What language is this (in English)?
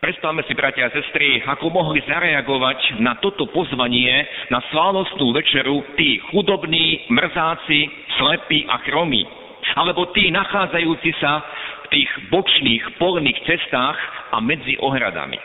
Slovak